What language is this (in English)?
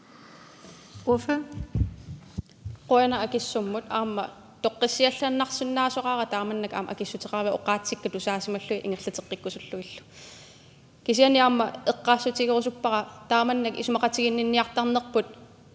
Danish